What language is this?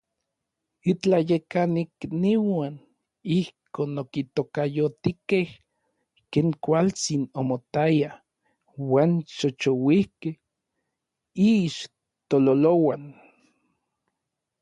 Orizaba Nahuatl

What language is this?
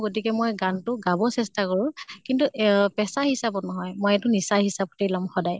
Assamese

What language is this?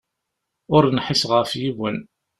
Kabyle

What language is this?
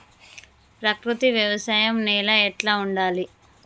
Telugu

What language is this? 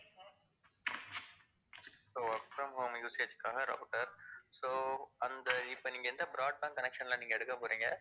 Tamil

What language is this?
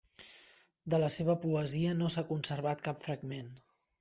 Catalan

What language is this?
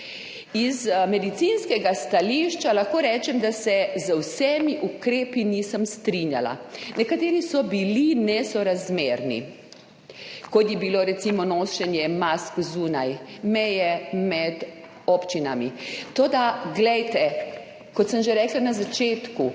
Slovenian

